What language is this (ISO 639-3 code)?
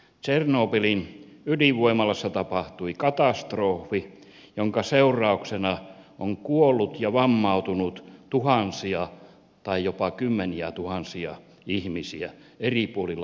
fin